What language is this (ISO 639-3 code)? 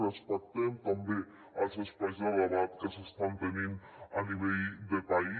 cat